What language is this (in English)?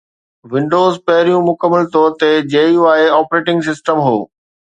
Sindhi